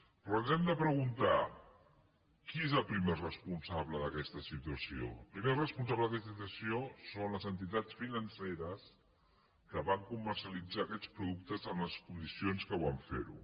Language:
Catalan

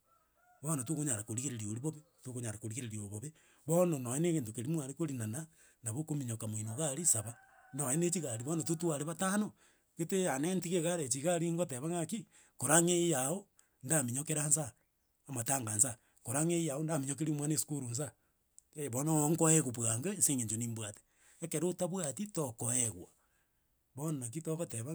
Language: Gusii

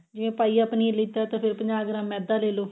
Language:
Punjabi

